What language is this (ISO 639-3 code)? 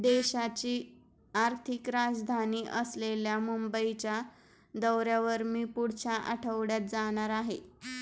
mar